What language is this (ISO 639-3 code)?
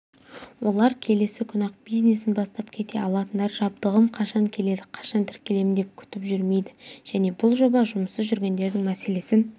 kaz